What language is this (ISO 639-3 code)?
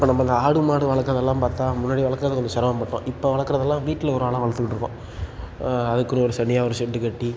tam